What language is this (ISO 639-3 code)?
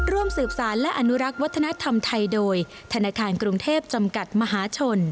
tha